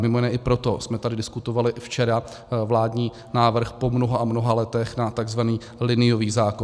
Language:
Czech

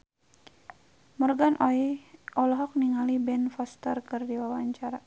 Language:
Sundanese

